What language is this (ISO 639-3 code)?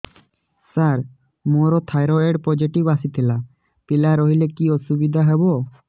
ori